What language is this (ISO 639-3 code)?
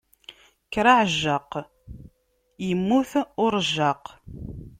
kab